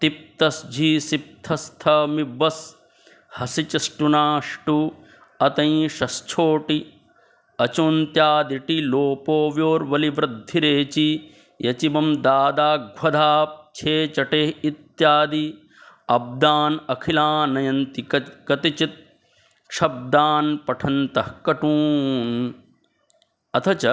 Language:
Sanskrit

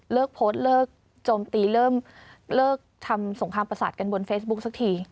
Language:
Thai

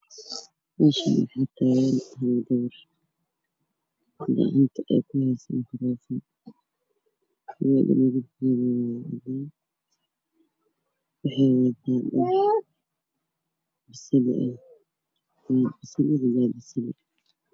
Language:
Somali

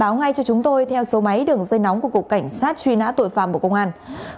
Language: Vietnamese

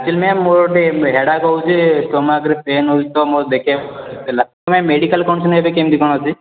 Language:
Odia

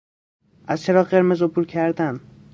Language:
Persian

